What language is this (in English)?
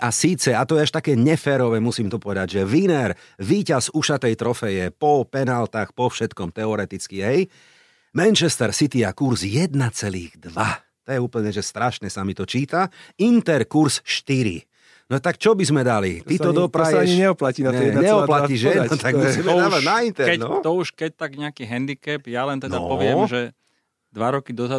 Slovak